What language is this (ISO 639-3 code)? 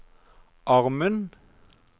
nor